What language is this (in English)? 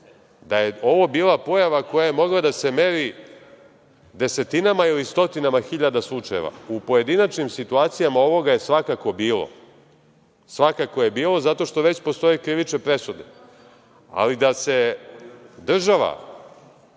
Serbian